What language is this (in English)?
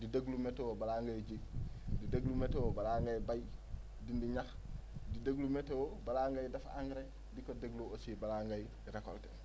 Wolof